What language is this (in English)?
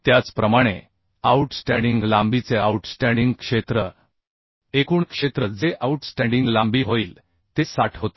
Marathi